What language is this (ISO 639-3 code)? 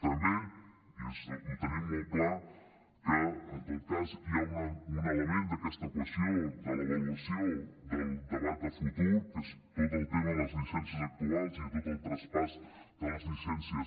cat